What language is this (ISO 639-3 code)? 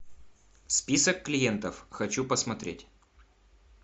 rus